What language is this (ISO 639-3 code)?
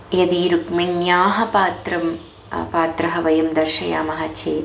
san